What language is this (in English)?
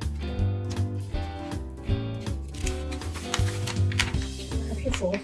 English